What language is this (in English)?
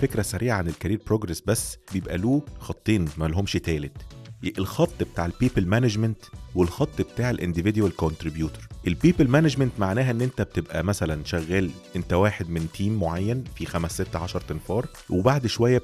Arabic